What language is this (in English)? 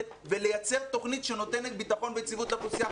Hebrew